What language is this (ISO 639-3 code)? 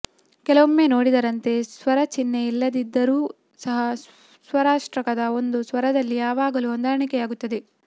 kan